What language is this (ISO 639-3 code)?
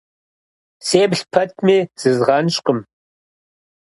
kbd